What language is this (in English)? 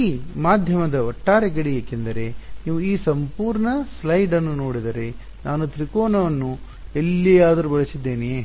Kannada